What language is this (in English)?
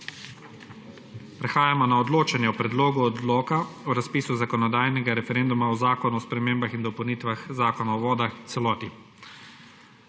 Slovenian